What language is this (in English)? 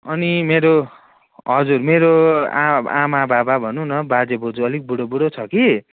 Nepali